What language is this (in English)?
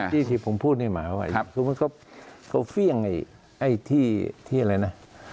Thai